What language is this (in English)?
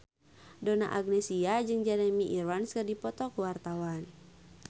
Sundanese